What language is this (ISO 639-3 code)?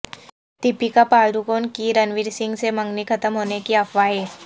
urd